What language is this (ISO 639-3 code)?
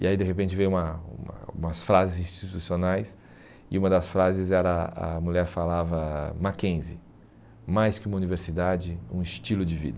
por